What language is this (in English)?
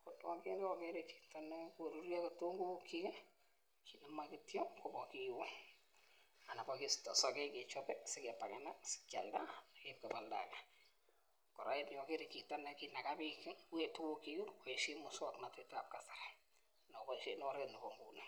Kalenjin